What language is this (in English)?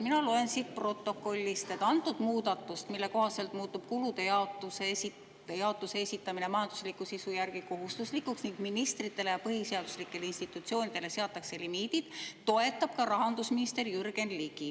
Estonian